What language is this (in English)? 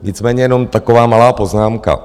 Czech